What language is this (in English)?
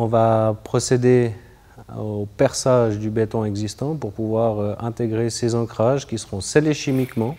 French